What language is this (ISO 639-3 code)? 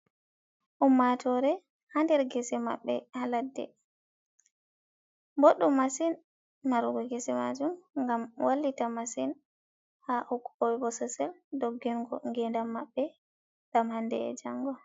ful